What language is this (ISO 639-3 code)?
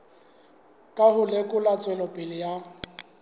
sot